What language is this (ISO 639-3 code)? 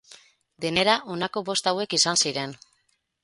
eus